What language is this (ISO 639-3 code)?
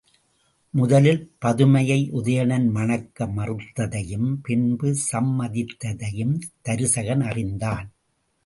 tam